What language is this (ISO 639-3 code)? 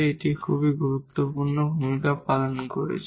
ben